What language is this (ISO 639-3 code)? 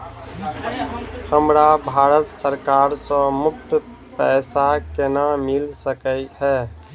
mai